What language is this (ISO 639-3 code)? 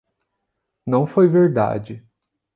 por